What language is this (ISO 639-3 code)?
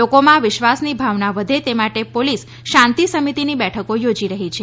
guj